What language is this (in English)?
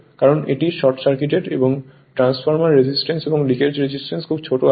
Bangla